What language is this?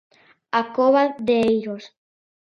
Galician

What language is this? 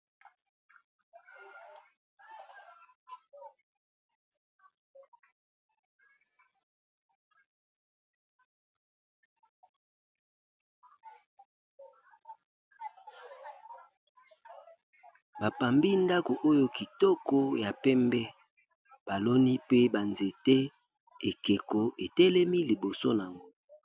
Lingala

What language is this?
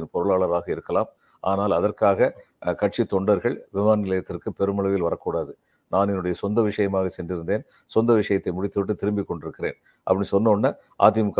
Tamil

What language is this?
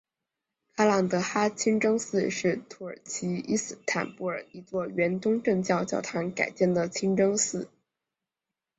Chinese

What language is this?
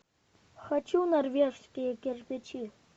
Russian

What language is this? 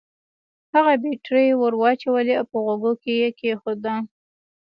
Pashto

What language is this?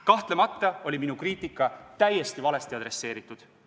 Estonian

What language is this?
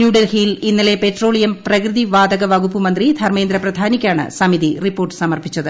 Malayalam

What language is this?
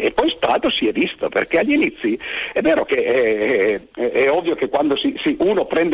Italian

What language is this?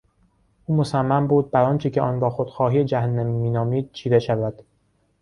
Persian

